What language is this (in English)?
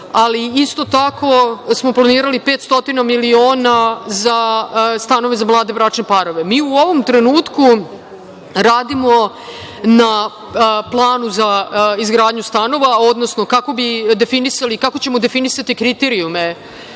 Serbian